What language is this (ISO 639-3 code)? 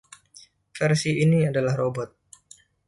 ind